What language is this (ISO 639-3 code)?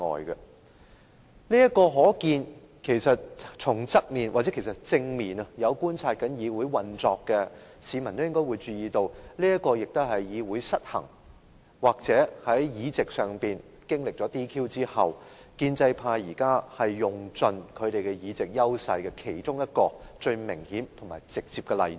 yue